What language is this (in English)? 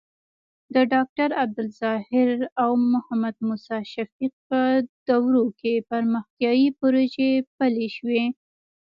Pashto